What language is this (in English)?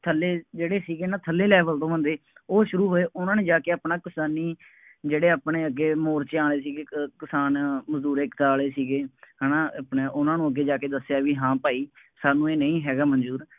Punjabi